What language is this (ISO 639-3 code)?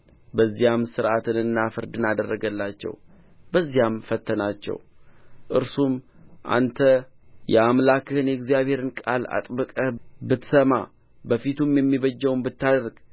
amh